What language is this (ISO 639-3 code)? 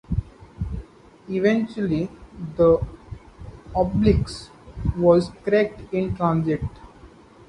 eng